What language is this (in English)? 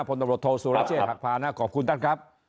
Thai